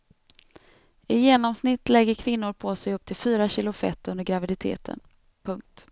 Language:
Swedish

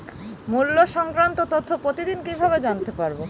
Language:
Bangla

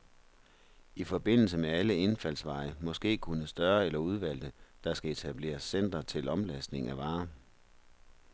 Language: Danish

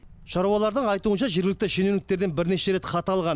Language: Kazakh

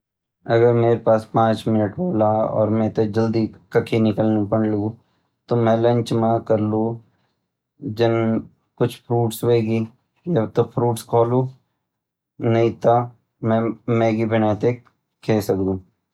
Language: Garhwali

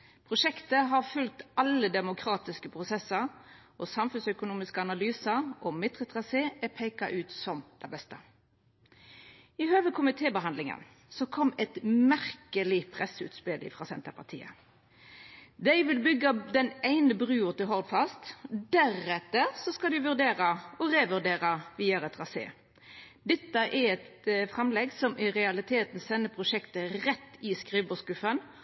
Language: Norwegian Nynorsk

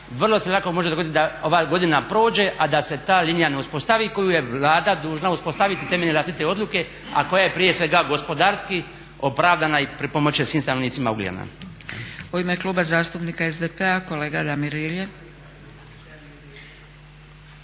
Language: Croatian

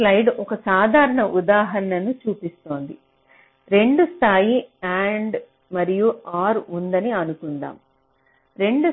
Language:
Telugu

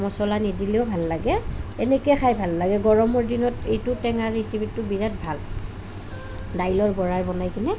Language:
Assamese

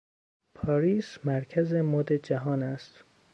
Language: Persian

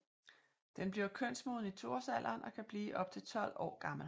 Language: Danish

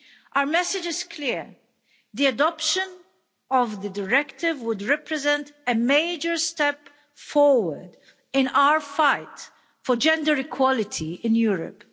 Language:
English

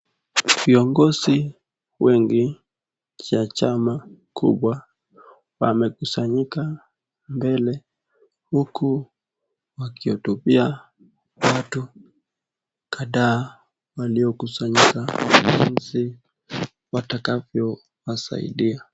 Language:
Swahili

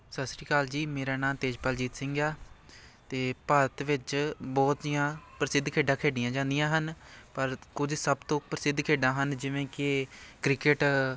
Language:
Punjabi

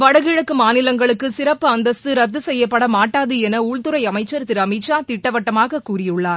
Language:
Tamil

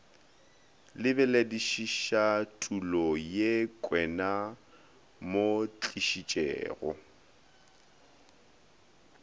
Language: Northern Sotho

